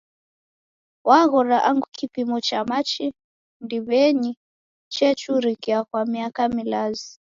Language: Taita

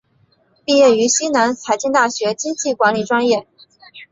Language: Chinese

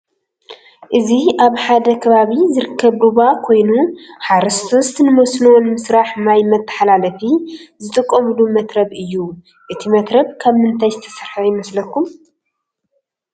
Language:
Tigrinya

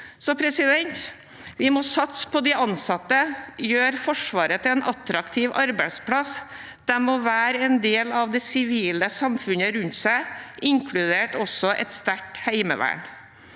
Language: Norwegian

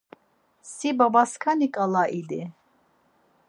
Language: Laz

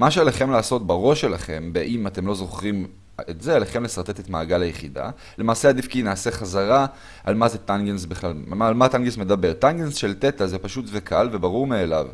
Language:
Hebrew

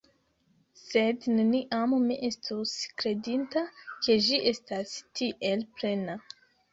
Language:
Esperanto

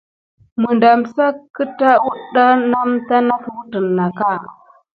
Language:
Gidar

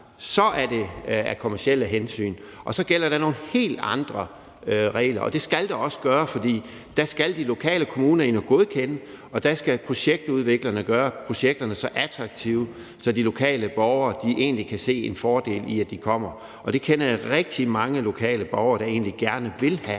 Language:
Danish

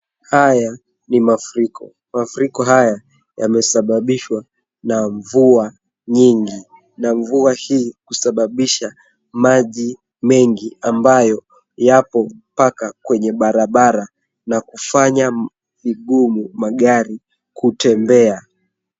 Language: Swahili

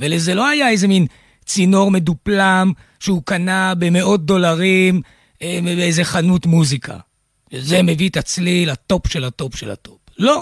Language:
Hebrew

